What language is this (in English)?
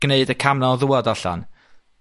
Welsh